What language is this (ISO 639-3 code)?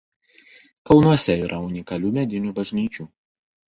lit